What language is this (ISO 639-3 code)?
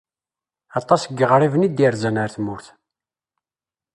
kab